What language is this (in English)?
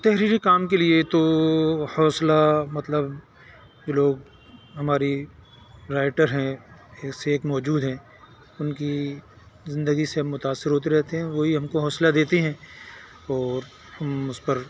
Urdu